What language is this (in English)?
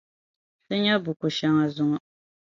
Dagbani